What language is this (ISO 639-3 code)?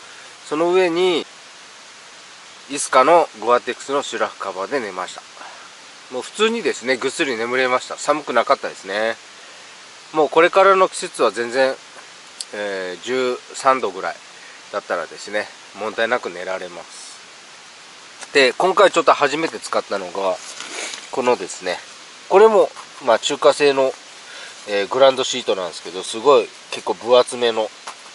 jpn